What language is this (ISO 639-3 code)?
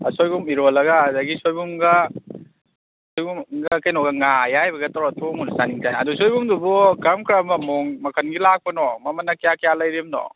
mni